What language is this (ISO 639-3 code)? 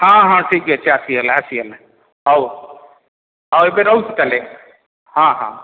ori